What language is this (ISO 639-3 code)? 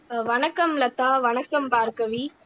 tam